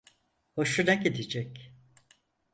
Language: Turkish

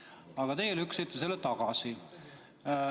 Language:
Estonian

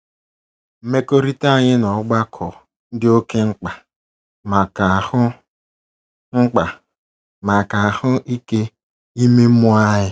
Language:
Igbo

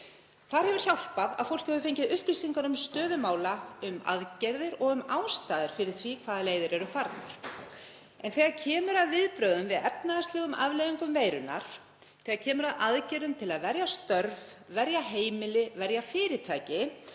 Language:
Icelandic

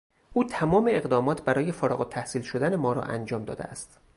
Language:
Persian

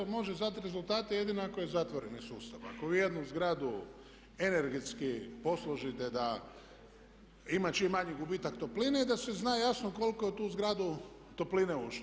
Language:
Croatian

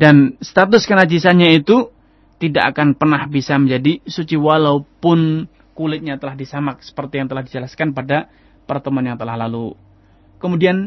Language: Indonesian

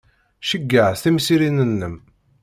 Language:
Kabyle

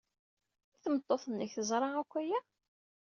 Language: Kabyle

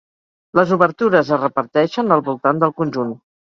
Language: Catalan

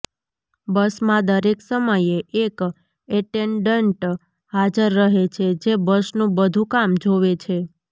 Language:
Gujarati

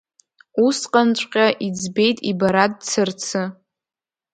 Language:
Abkhazian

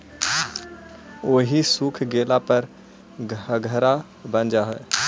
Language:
Magahi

